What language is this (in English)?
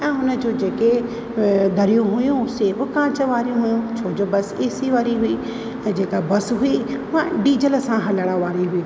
Sindhi